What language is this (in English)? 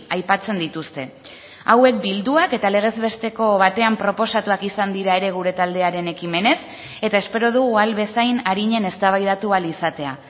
Basque